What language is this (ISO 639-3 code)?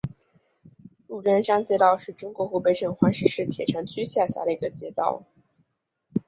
zho